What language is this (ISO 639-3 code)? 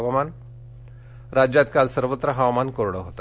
mar